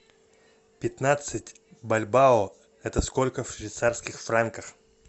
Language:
Russian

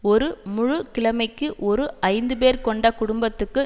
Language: Tamil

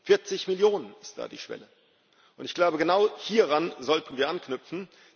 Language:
German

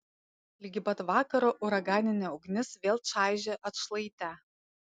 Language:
Lithuanian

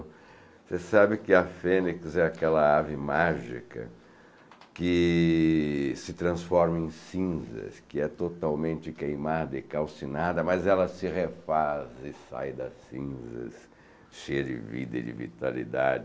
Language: Portuguese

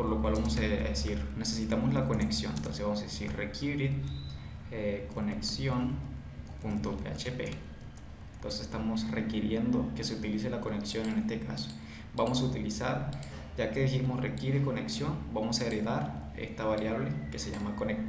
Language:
Spanish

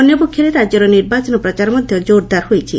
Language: Odia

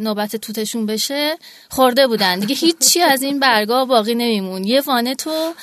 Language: Persian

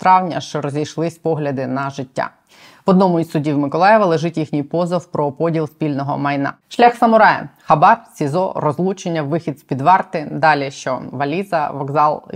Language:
Ukrainian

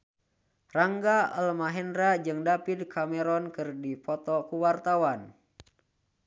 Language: Sundanese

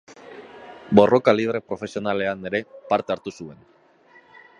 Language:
Basque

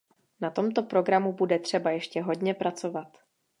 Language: Czech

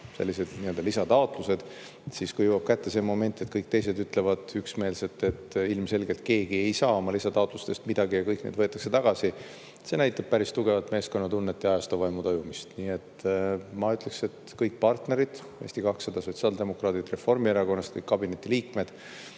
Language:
Estonian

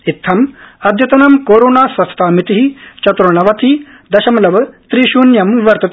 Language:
Sanskrit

